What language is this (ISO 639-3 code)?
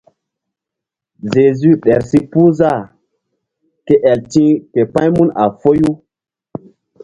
mdd